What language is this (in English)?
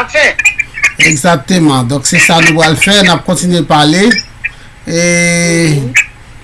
French